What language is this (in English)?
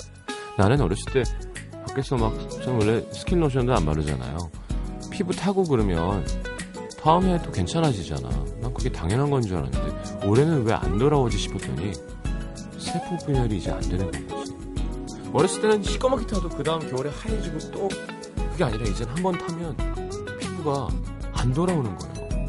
Korean